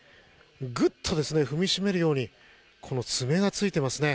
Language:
Japanese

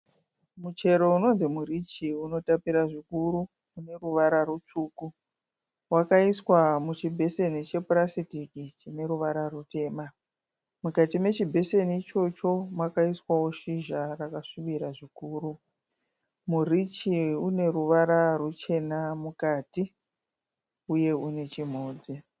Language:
Shona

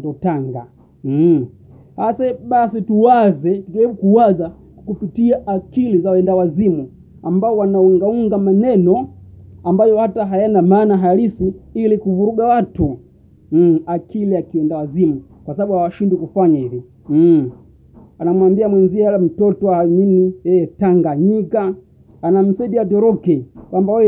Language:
Swahili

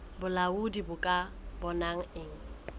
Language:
Southern Sotho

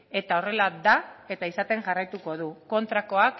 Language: Basque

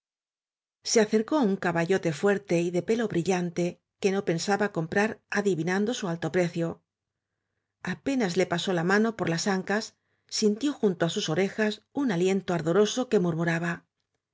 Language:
Spanish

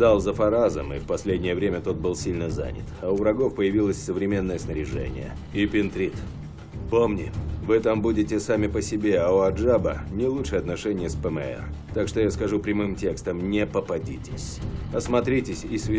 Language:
Russian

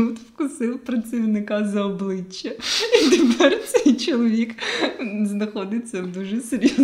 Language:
Ukrainian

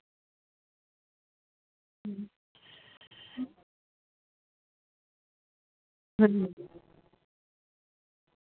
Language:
Santali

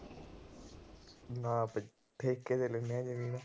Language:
Punjabi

